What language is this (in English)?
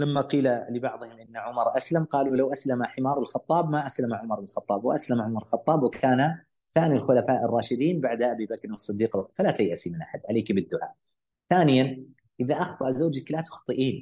Arabic